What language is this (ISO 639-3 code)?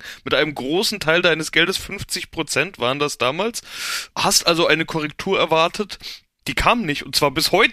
deu